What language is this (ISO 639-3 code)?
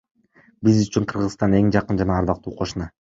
kir